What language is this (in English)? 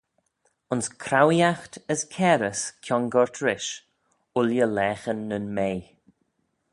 Manx